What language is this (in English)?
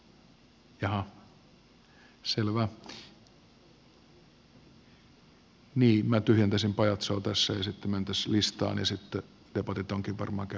Finnish